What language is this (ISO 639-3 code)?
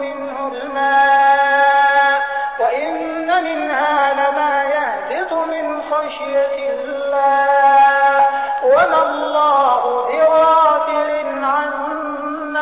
ara